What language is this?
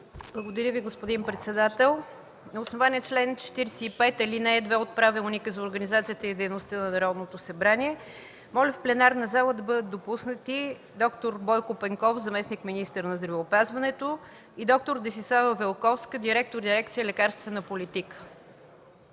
Bulgarian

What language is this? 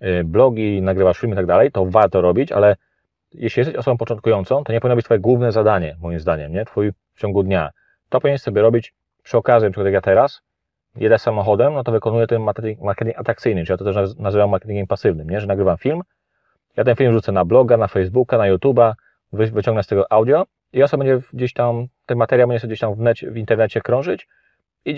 Polish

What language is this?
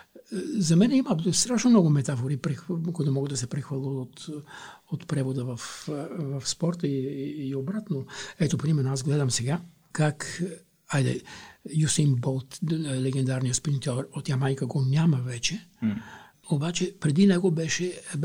Bulgarian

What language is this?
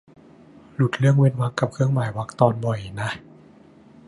Thai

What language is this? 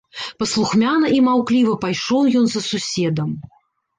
Belarusian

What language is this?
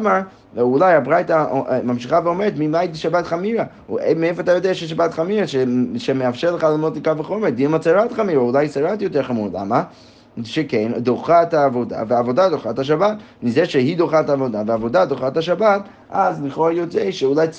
Hebrew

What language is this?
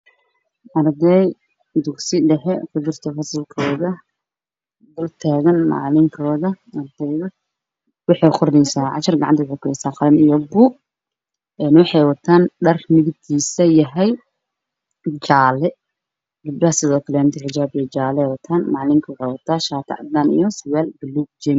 Somali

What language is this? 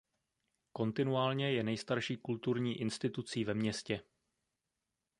Czech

